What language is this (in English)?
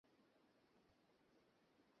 Bangla